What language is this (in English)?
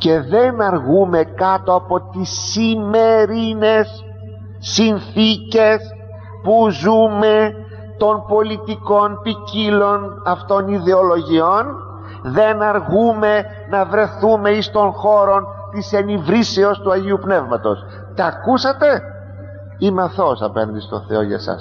Greek